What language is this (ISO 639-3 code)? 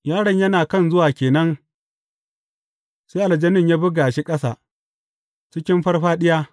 hau